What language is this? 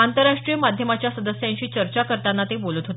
Marathi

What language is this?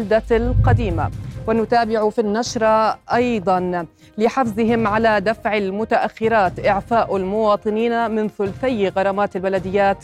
Arabic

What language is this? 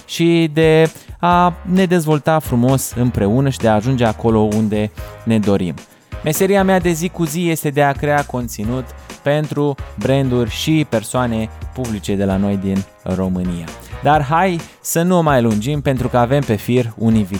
Romanian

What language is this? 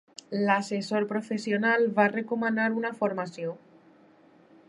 Catalan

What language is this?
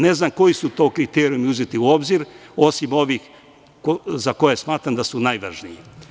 Serbian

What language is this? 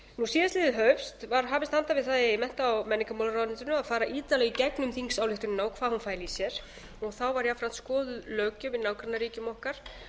Icelandic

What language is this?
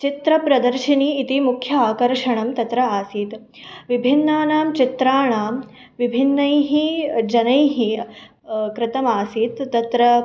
Sanskrit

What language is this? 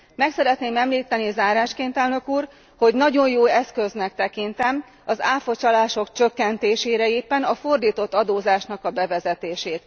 Hungarian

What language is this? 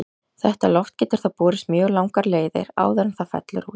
Icelandic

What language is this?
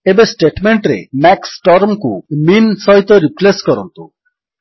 Odia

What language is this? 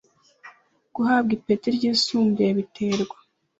Kinyarwanda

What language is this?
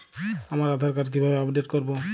Bangla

